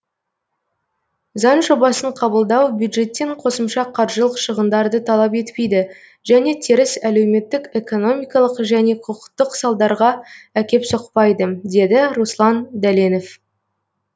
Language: Kazakh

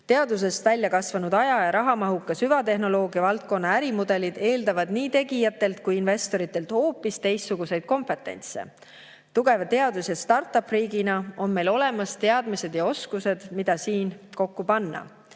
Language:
Estonian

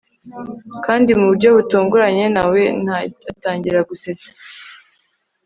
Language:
Kinyarwanda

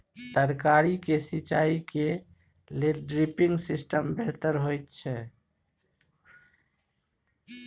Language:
Maithili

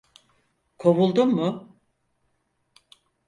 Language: Turkish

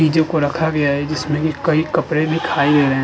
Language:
Hindi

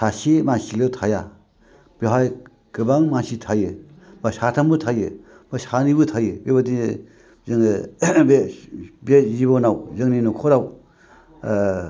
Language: Bodo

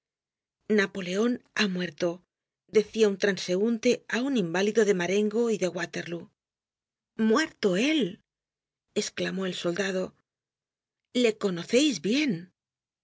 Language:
Spanish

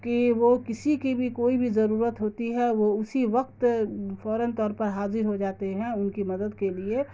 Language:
Urdu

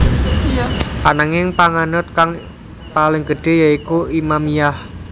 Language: Javanese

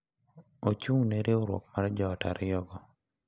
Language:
Luo (Kenya and Tanzania)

